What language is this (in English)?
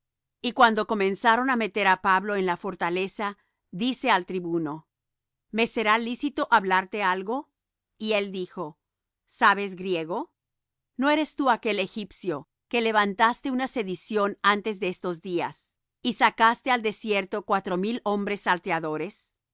Spanish